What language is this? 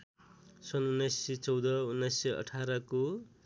Nepali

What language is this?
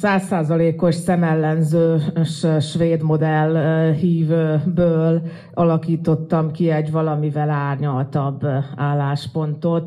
Hungarian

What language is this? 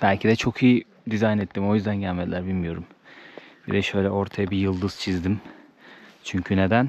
Turkish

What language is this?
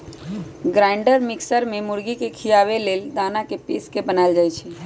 Magahi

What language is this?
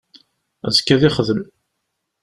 Kabyle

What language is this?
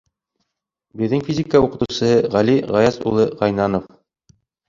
Bashkir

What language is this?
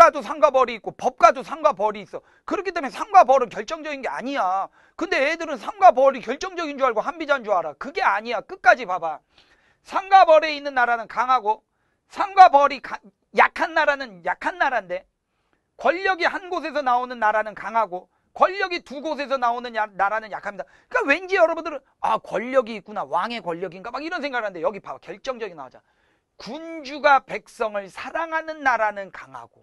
Korean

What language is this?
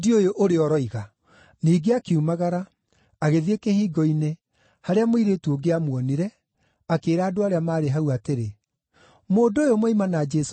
Kikuyu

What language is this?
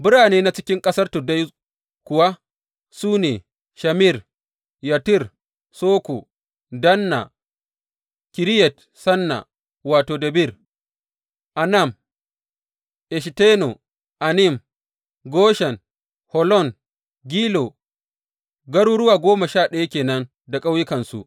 Hausa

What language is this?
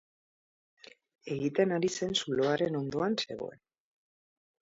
Basque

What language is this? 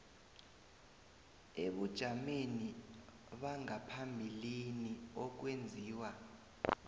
South Ndebele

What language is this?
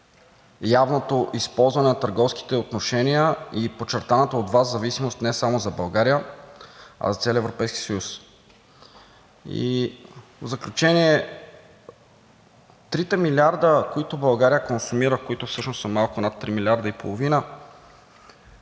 Bulgarian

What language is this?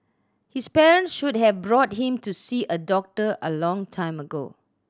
English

